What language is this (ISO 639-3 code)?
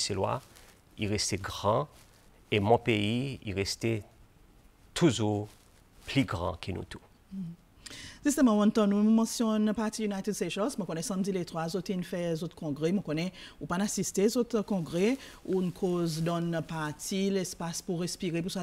fra